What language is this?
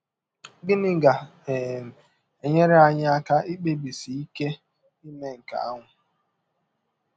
Igbo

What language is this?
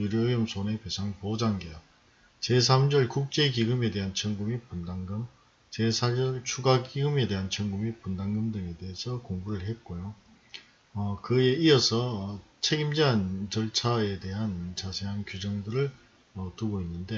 Korean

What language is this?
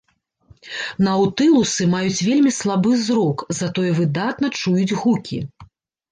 Belarusian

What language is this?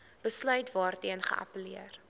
Afrikaans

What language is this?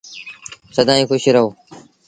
Sindhi Bhil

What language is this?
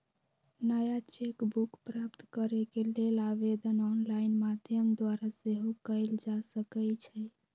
Magahi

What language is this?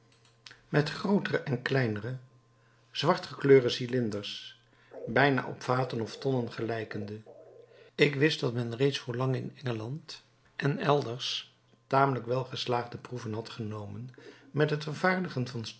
Dutch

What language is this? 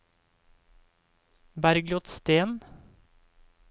Norwegian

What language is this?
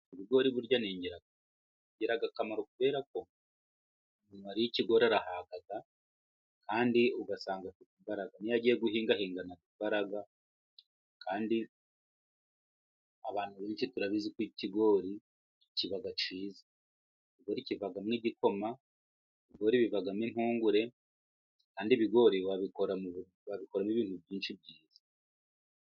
Kinyarwanda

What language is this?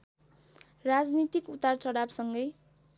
Nepali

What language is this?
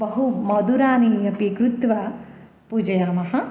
Sanskrit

